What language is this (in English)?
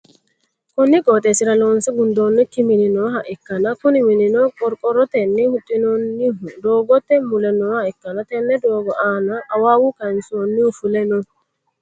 Sidamo